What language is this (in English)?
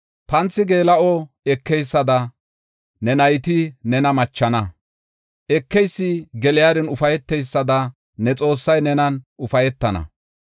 Gofa